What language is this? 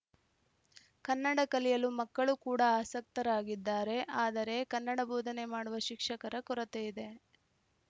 Kannada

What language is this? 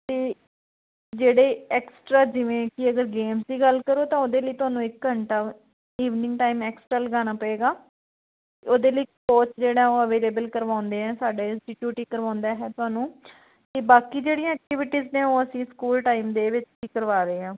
Punjabi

